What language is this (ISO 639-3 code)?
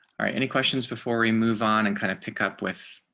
eng